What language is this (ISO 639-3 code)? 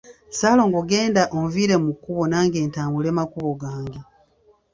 lug